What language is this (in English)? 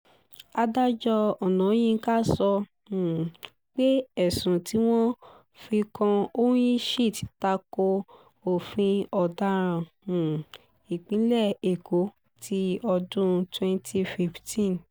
Yoruba